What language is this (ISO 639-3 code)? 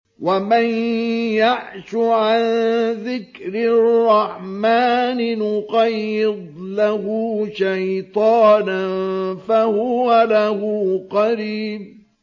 ara